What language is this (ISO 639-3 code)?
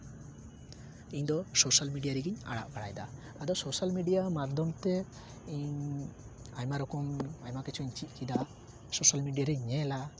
sat